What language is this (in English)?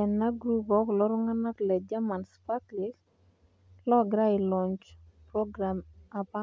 Masai